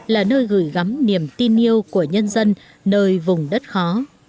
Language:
Vietnamese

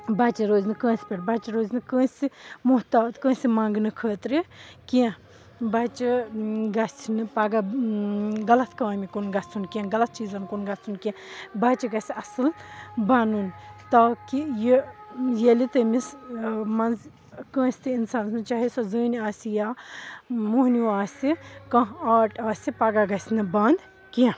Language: Kashmiri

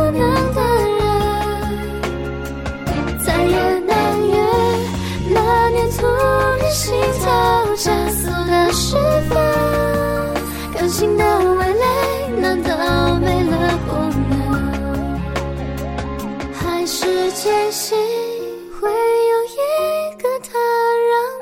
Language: Chinese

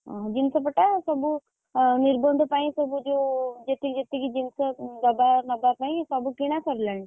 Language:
Odia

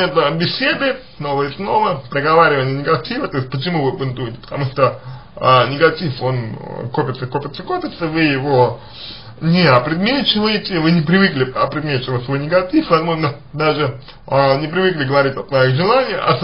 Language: Russian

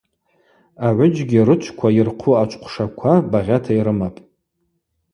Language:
Abaza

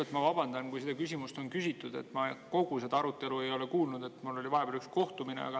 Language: Estonian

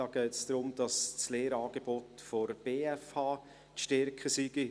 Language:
Swiss German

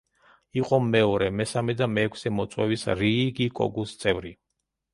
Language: Georgian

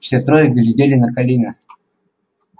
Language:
Russian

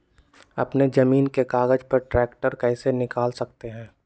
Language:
Magahi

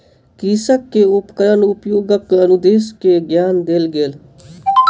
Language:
Maithili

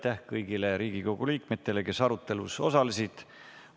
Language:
Estonian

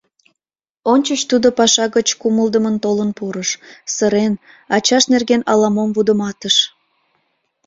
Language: Mari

